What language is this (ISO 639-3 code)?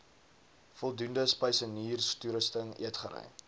afr